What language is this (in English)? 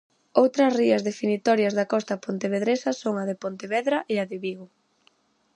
Galician